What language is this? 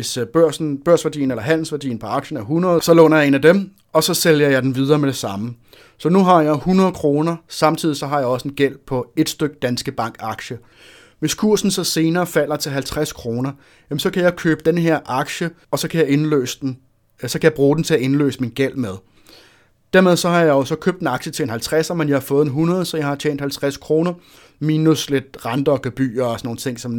Danish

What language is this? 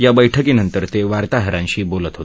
Marathi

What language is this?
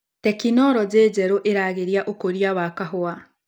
Kikuyu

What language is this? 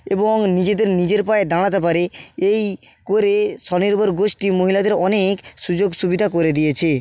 Bangla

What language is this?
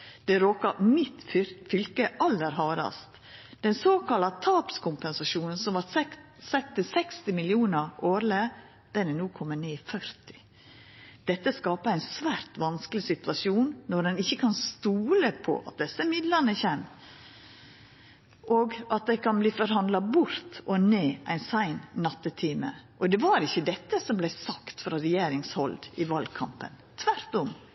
Norwegian Nynorsk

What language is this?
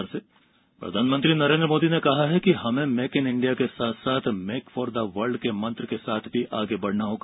Hindi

